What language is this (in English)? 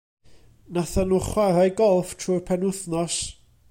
Welsh